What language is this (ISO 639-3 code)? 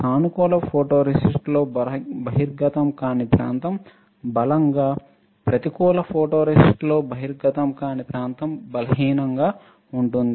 tel